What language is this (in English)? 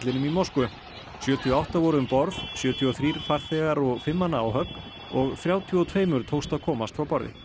Icelandic